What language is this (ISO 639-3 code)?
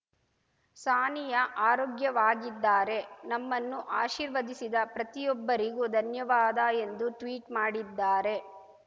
kan